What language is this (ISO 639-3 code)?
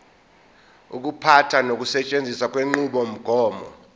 zul